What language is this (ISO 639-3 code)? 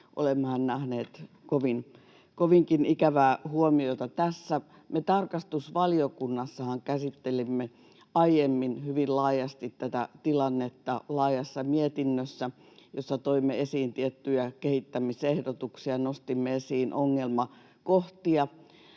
fin